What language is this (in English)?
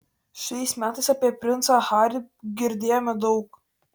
Lithuanian